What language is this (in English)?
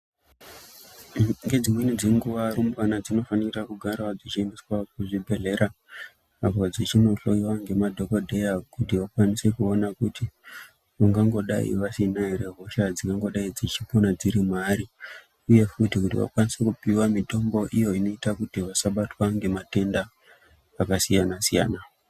Ndau